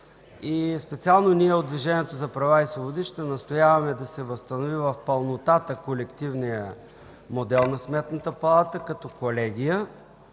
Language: Bulgarian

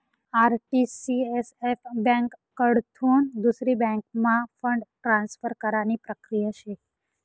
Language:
Marathi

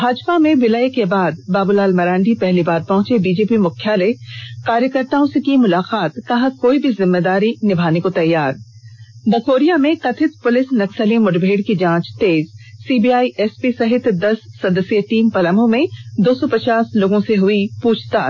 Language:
Hindi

